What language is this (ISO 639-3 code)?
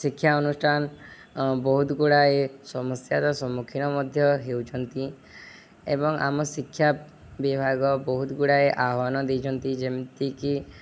ori